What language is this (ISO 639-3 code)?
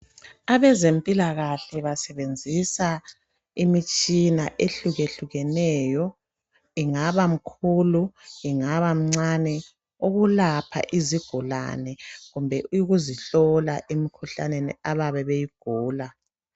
nde